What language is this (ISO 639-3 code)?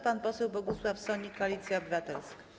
pol